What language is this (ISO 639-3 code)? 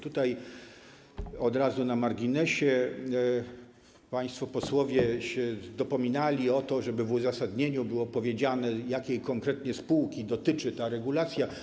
pol